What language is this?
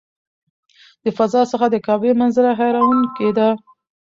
Pashto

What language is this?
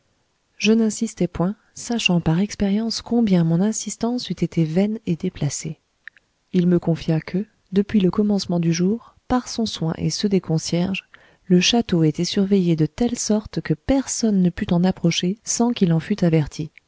French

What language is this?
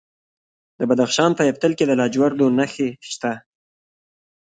Pashto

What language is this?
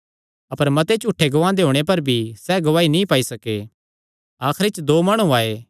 Kangri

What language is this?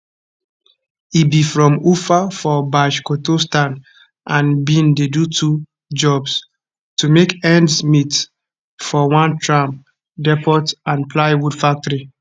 Nigerian Pidgin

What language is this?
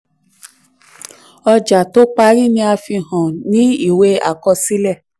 Yoruba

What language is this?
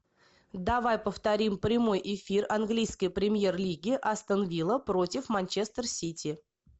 Russian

